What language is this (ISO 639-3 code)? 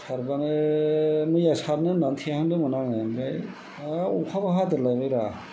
brx